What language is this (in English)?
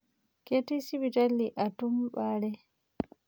Masai